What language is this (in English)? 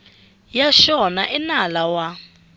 Tsonga